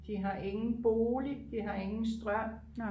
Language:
Danish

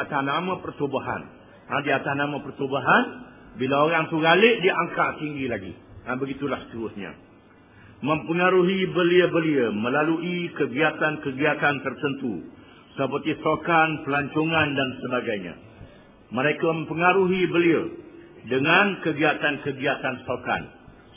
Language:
Malay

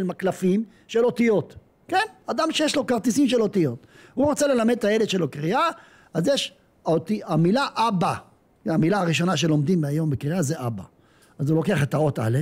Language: Hebrew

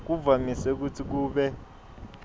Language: Swati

